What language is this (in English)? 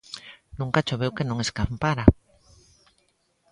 Galician